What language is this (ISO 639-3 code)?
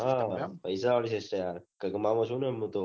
guj